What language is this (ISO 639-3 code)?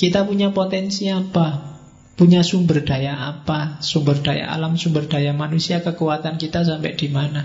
ind